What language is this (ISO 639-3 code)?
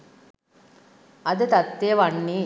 sin